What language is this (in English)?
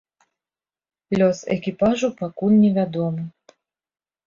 Belarusian